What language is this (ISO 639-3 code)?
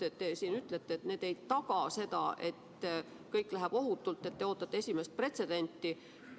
est